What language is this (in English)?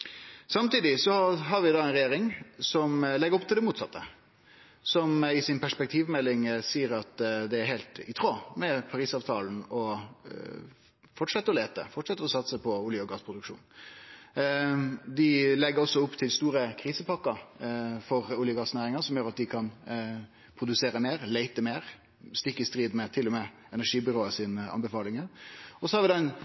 Norwegian Nynorsk